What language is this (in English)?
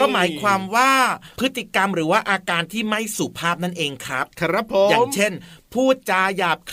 Thai